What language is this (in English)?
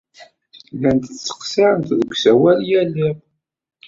Kabyle